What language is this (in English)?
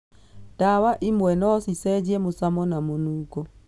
Kikuyu